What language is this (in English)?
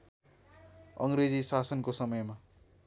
Nepali